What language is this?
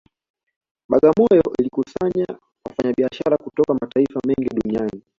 Swahili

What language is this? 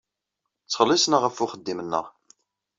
Kabyle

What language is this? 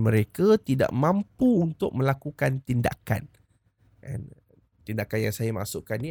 Malay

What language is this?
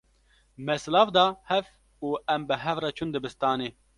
Kurdish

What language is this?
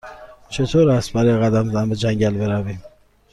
Persian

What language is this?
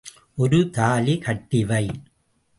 Tamil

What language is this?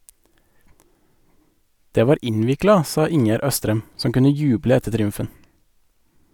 Norwegian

